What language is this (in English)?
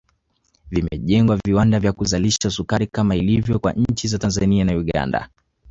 Swahili